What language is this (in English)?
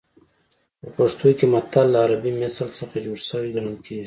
Pashto